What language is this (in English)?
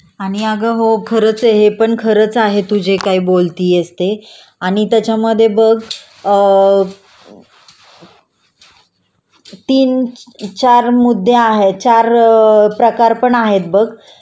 Marathi